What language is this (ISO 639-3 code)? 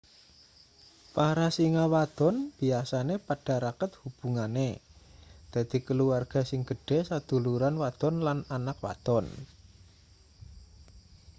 jav